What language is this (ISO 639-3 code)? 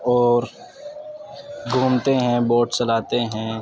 urd